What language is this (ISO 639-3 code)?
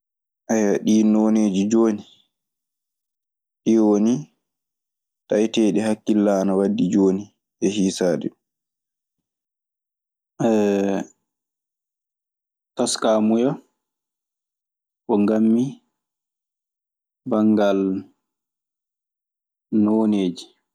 ffm